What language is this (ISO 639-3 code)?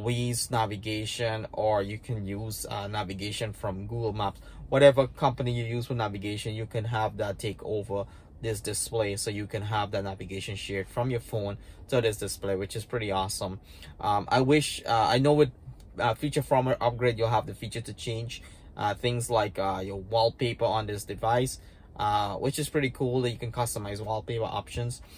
eng